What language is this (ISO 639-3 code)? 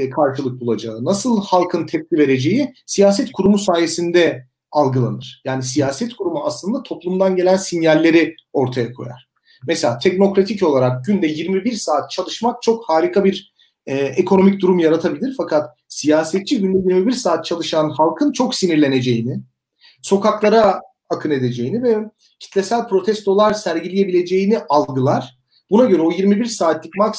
tur